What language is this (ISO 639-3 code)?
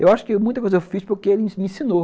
por